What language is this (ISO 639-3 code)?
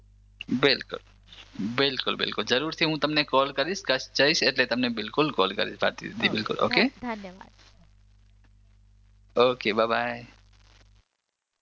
guj